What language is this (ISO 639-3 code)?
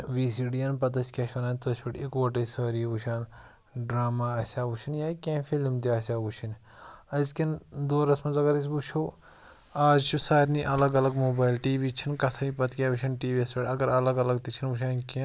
kas